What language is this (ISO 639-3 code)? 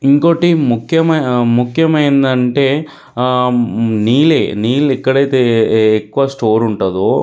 tel